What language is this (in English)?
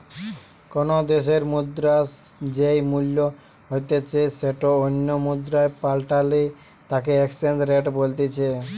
Bangla